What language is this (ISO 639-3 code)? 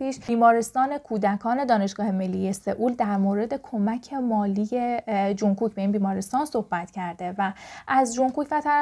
fas